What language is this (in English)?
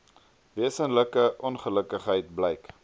Afrikaans